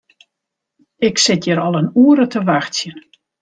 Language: Western Frisian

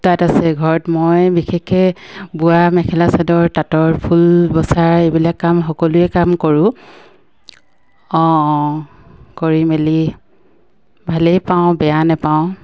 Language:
Assamese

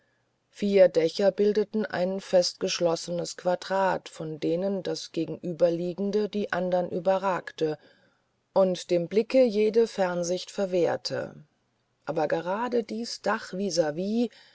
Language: German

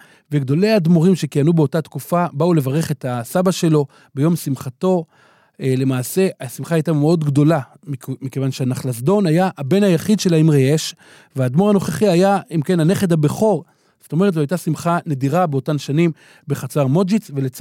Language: Hebrew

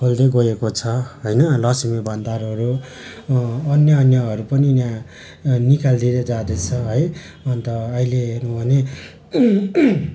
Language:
Nepali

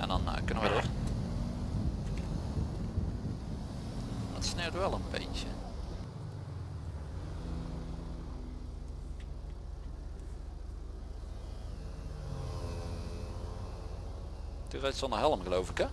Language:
Dutch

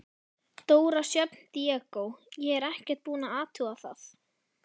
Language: Icelandic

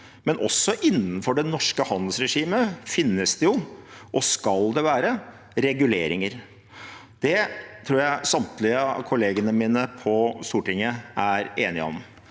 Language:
Norwegian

